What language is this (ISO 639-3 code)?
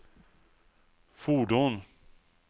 swe